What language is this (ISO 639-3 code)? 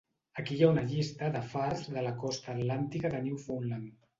cat